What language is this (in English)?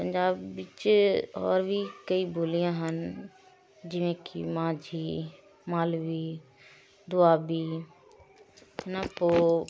Punjabi